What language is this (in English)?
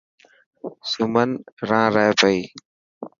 Dhatki